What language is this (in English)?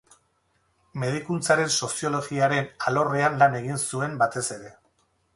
Basque